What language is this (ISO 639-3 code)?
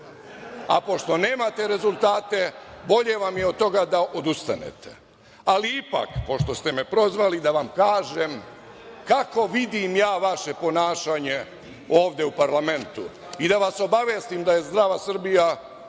srp